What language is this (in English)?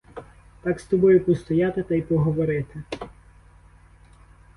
Ukrainian